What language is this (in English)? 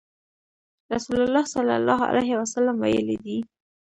Pashto